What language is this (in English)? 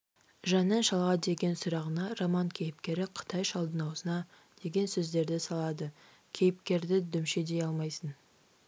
Kazakh